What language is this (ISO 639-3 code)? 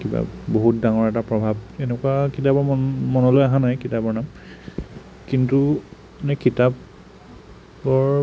asm